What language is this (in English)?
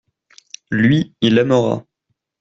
French